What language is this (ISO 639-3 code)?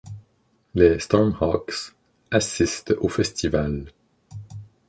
fra